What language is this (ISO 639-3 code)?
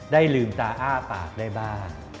tha